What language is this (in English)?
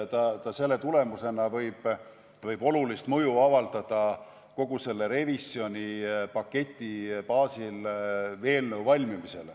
Estonian